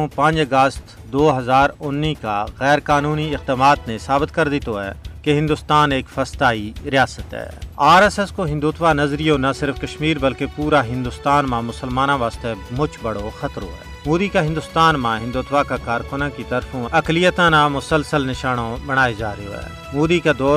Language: Urdu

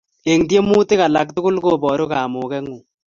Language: Kalenjin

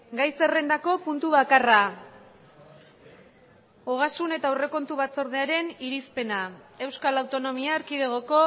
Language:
Basque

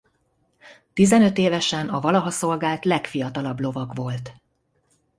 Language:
Hungarian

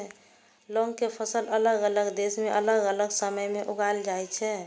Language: Maithili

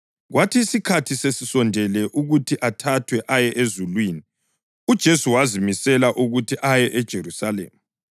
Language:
North Ndebele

